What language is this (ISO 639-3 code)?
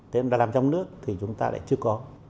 vie